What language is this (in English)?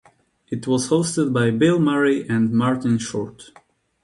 English